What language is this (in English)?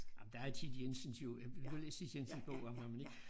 Danish